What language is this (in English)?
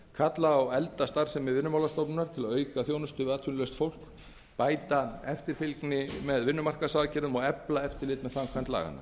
Icelandic